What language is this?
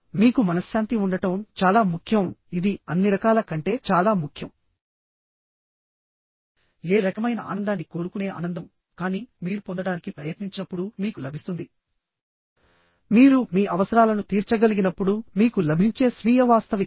Telugu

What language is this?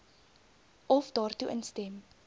Afrikaans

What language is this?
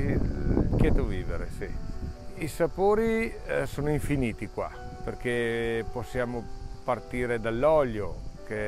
Italian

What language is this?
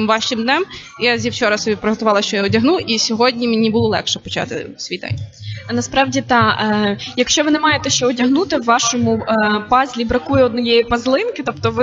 Ukrainian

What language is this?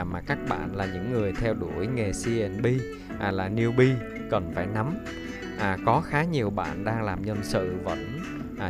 Vietnamese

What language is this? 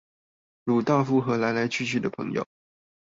Chinese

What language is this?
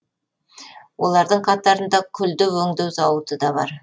Kazakh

